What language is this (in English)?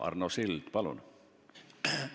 Estonian